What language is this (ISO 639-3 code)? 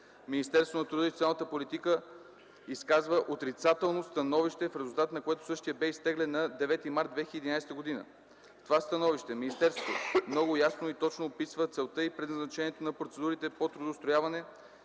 bul